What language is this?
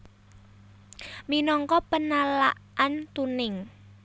Javanese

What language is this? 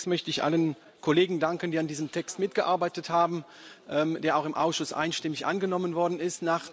German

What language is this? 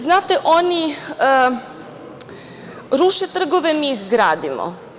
Serbian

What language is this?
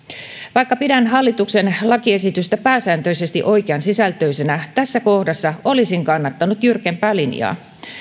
Finnish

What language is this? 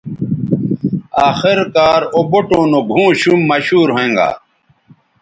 Bateri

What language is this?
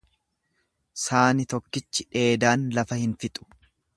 Oromo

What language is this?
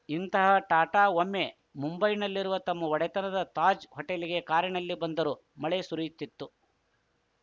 Kannada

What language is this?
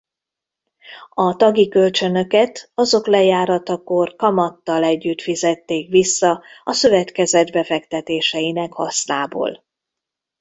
Hungarian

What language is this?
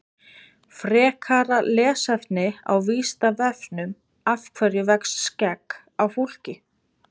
Icelandic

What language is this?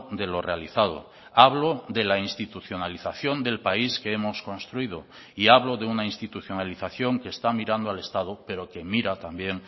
Spanish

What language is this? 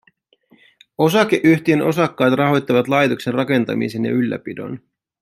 Finnish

